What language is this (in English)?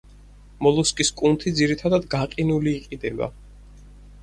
Georgian